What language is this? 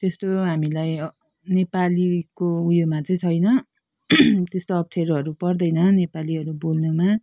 Nepali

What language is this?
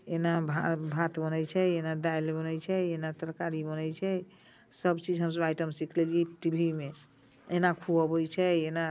Maithili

